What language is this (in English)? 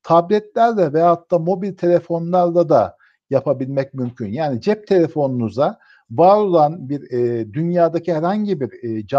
Turkish